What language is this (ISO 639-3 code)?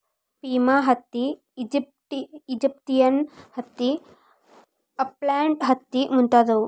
kan